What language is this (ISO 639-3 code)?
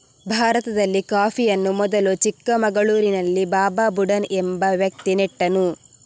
kan